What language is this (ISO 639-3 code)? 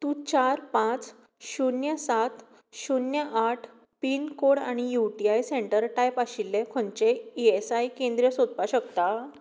kok